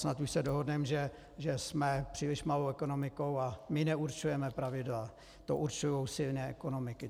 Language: Czech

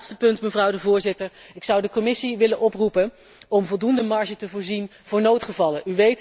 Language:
Dutch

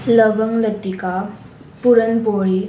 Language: Konkani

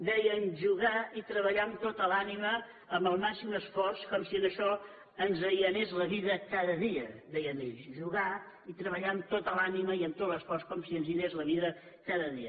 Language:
Catalan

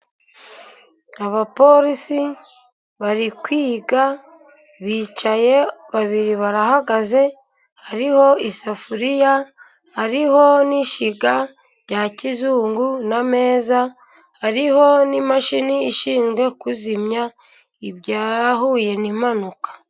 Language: Kinyarwanda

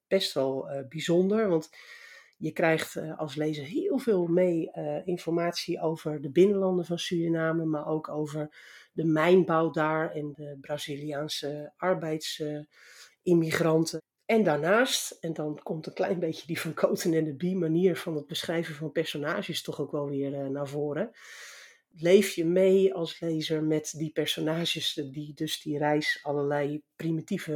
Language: Dutch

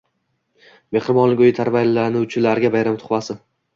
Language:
Uzbek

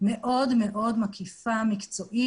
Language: Hebrew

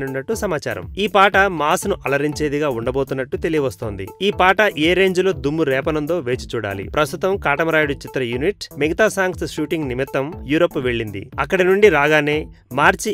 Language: Thai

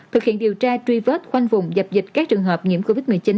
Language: Vietnamese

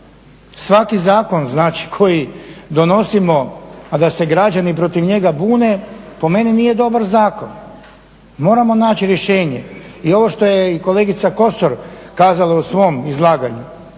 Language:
Croatian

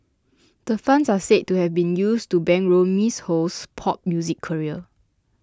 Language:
English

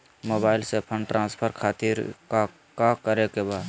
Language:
Magahi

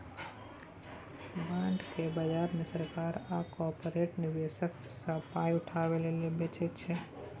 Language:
Maithili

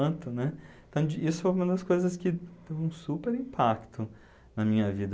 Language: Portuguese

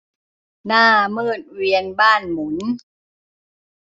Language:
Thai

